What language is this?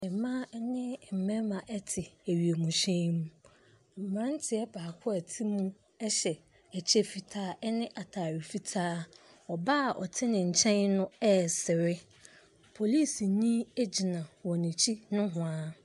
Akan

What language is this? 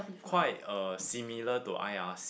English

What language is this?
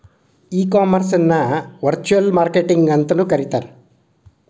Kannada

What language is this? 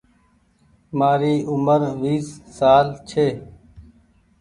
Goaria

